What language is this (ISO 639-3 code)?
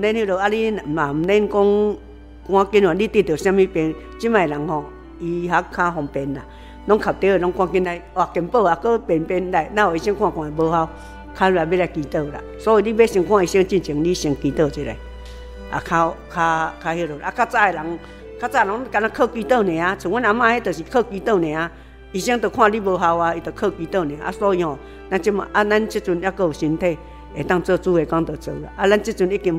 zho